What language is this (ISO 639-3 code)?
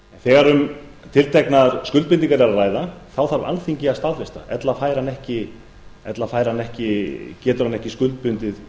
isl